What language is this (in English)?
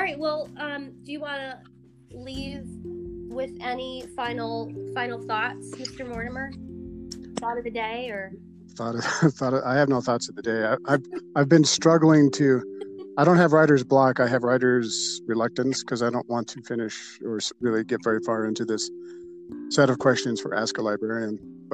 English